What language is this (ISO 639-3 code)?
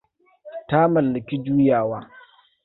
hau